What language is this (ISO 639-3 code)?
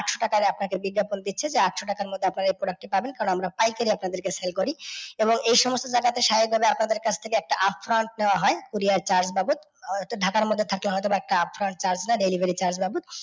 ben